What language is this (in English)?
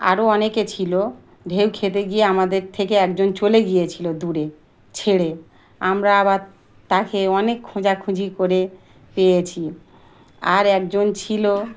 Bangla